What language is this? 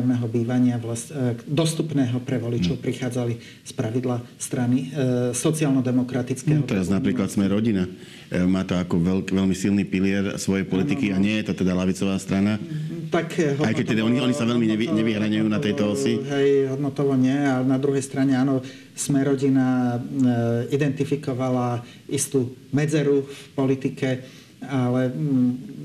Slovak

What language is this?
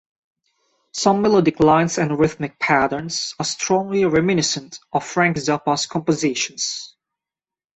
English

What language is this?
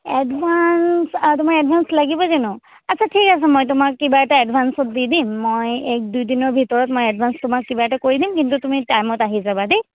Assamese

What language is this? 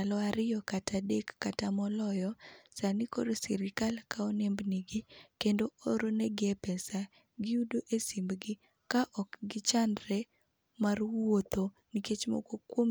Luo (Kenya and Tanzania)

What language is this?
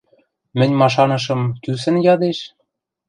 Western Mari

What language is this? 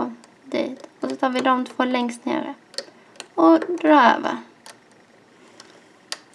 Swedish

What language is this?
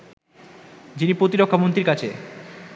Bangla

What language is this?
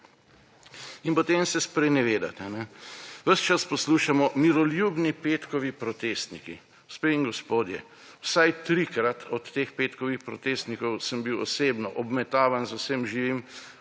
Slovenian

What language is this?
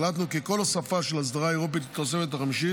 Hebrew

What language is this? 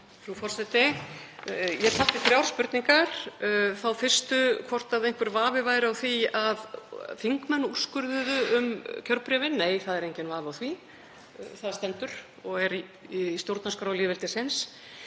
Icelandic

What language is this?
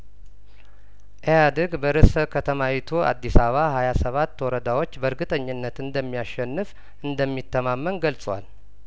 Amharic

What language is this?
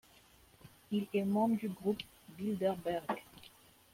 French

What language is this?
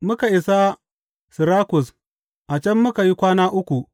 Hausa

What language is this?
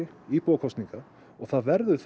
Icelandic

